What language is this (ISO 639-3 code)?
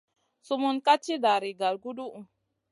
mcn